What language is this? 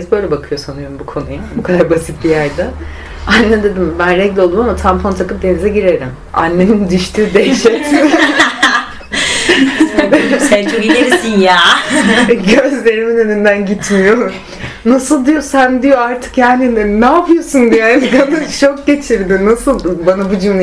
Turkish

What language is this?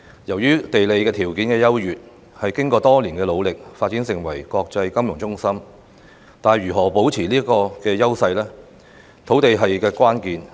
Cantonese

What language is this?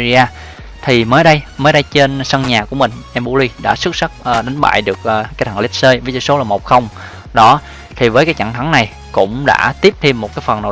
Vietnamese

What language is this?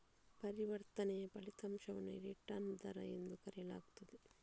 Kannada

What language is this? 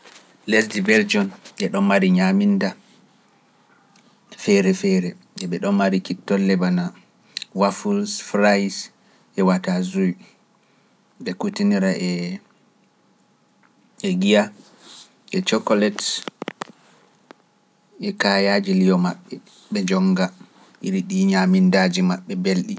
Pular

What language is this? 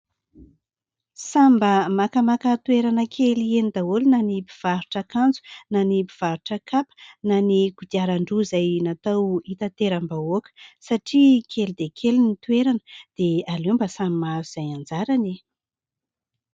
Malagasy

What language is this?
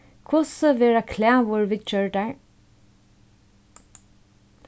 Faroese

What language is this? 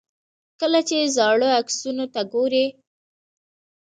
Pashto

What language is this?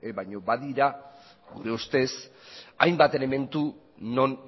Basque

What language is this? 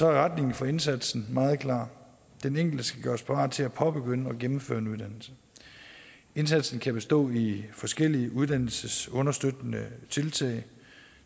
Danish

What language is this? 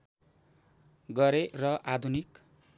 Nepali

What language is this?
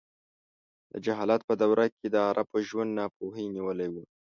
Pashto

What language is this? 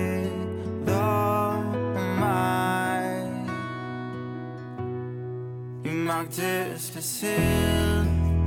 Danish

